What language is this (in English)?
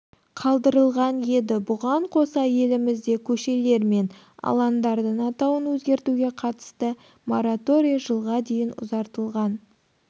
Kazakh